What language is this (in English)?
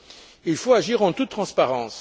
French